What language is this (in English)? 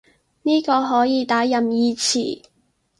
Cantonese